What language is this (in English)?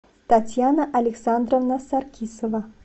Russian